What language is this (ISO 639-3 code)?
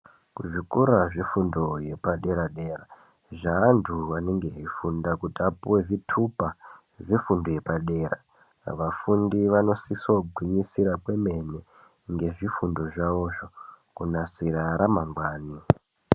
ndc